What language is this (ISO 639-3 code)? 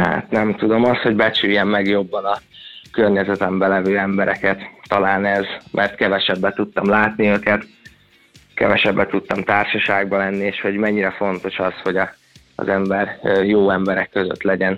hun